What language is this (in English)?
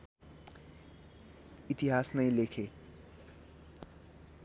Nepali